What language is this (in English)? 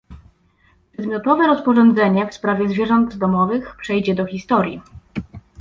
Polish